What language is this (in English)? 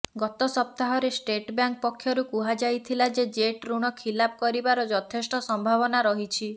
Odia